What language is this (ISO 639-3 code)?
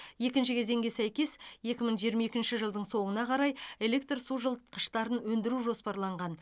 kaz